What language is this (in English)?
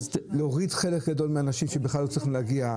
Hebrew